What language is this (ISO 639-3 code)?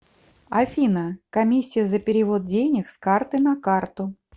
rus